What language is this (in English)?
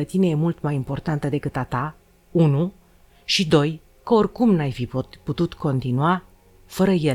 Romanian